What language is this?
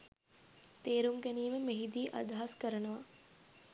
Sinhala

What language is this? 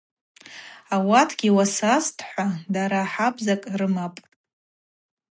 Abaza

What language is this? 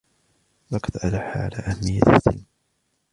Arabic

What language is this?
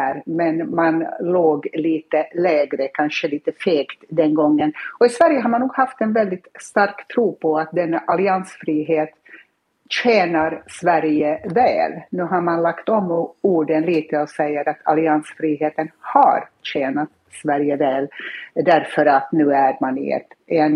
Swedish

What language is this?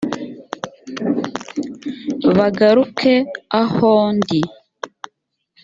Kinyarwanda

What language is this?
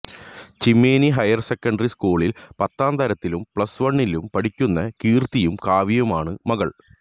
Malayalam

